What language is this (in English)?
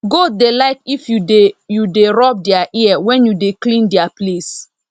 Nigerian Pidgin